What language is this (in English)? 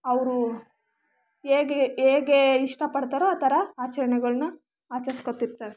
Kannada